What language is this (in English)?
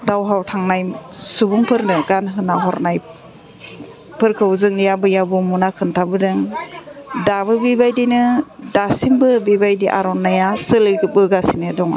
Bodo